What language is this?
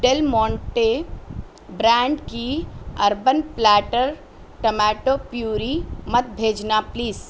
Urdu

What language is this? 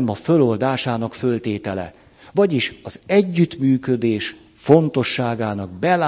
Hungarian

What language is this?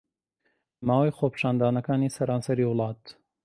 Central Kurdish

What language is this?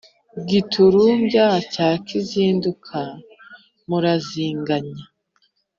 Kinyarwanda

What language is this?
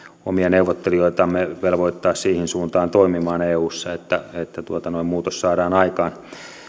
Finnish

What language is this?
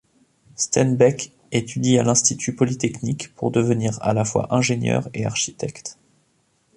French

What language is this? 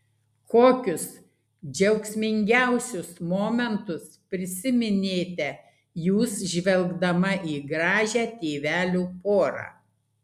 Lithuanian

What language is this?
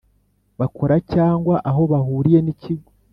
Kinyarwanda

